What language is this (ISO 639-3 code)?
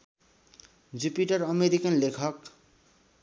nep